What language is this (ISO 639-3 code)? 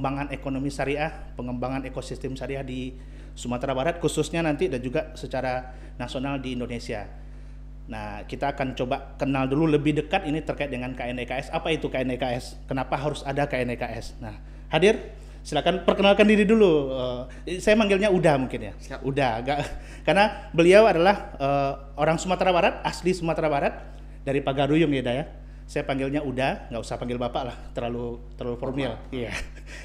ind